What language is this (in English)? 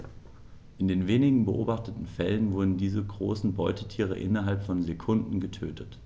German